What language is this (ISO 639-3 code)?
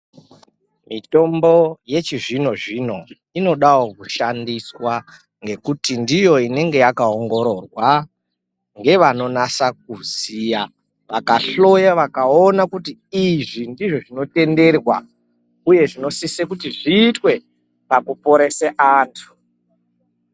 ndc